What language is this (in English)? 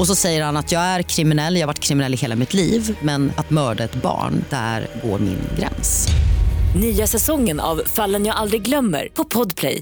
Swedish